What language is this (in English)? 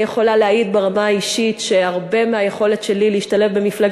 Hebrew